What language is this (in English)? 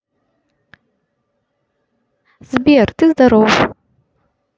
Russian